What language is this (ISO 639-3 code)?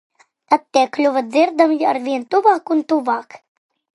lav